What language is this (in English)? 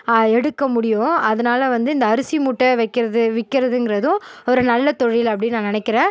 Tamil